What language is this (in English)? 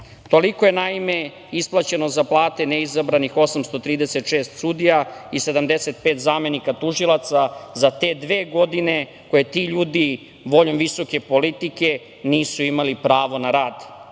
Serbian